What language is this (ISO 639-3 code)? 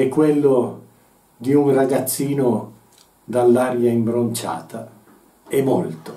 ita